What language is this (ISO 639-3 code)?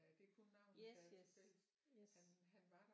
dan